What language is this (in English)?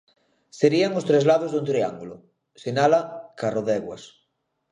Galician